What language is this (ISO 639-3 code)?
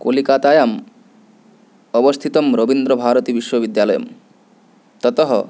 san